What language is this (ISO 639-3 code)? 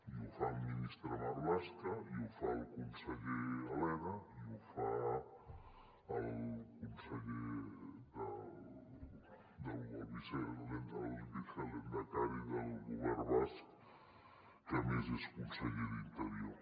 cat